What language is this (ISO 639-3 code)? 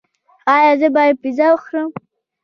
pus